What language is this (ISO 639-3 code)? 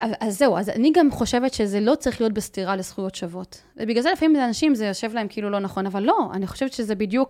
heb